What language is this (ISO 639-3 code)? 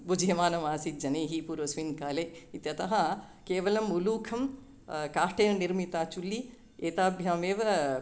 san